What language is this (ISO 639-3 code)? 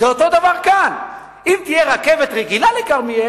heb